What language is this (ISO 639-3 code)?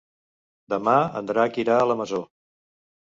cat